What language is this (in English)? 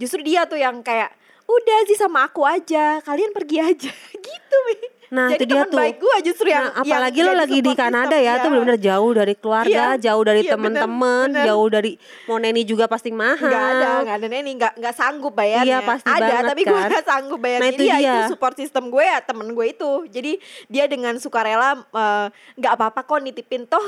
Indonesian